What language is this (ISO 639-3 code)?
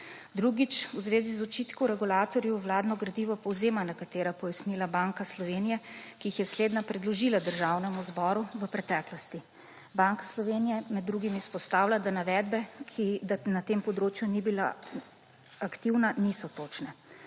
slv